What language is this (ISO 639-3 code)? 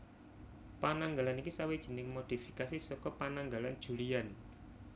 jav